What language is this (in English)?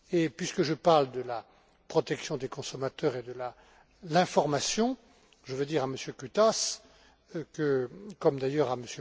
French